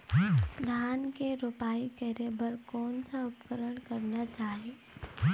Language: Chhattisgarhi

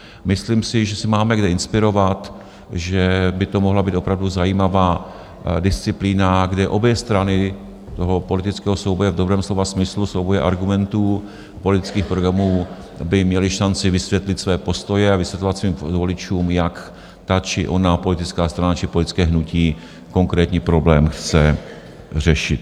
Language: Czech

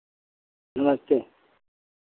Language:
Hindi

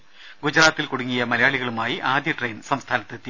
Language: Malayalam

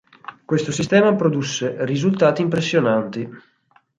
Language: Italian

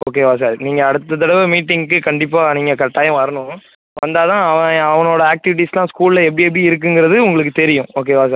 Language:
Tamil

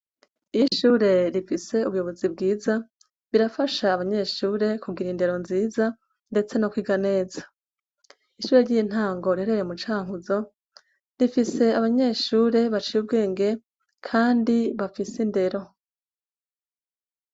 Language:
Rundi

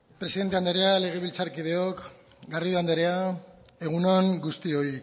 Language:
Basque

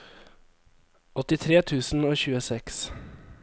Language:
Norwegian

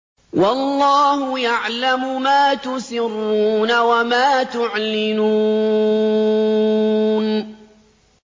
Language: Arabic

